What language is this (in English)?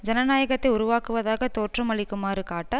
Tamil